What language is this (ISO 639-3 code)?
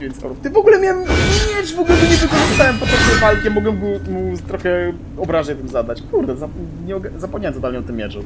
pol